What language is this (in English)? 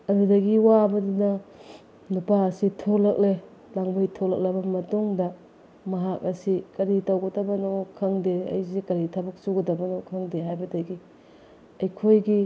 Manipuri